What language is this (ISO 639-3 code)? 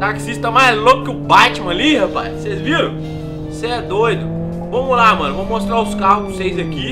por